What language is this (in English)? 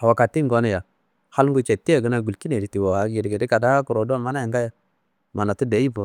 Kanembu